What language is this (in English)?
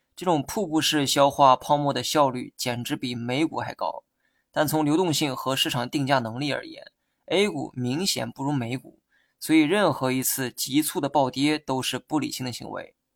Chinese